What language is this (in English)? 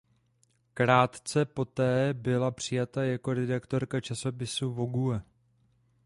Czech